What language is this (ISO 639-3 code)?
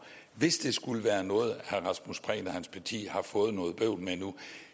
dan